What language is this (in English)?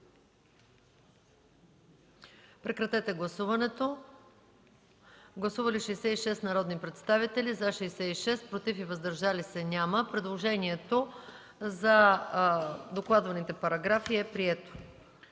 Bulgarian